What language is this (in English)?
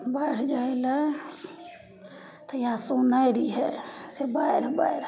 Maithili